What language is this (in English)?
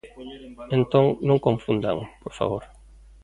Galician